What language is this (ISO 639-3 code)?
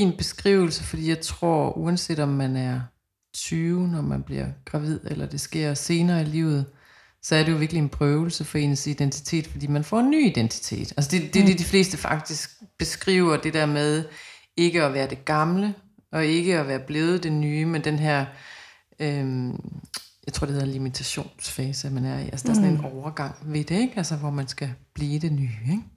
dan